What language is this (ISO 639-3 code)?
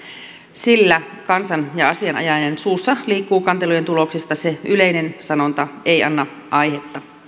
fin